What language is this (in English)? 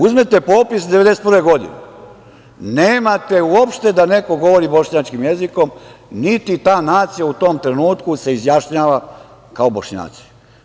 Serbian